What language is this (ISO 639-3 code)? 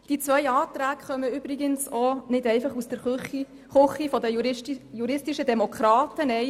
gsw